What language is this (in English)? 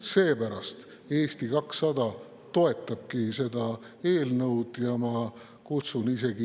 Estonian